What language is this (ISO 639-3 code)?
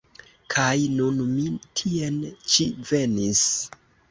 epo